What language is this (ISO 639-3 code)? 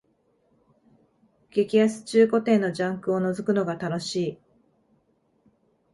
jpn